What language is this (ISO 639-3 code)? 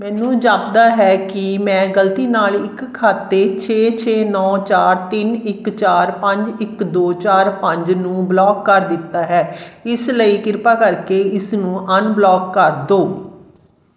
pan